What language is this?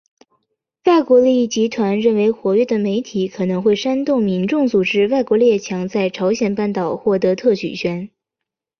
Chinese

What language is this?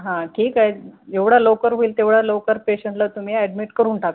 Marathi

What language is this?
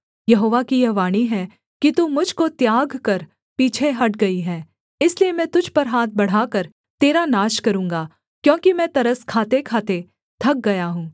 Hindi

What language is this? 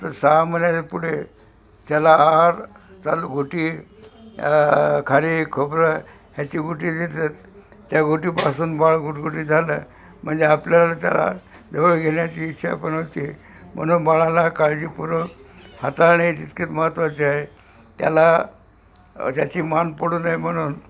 Marathi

